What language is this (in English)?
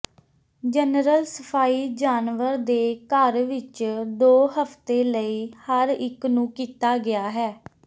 Punjabi